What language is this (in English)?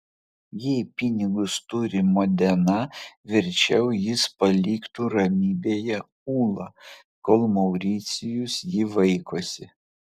Lithuanian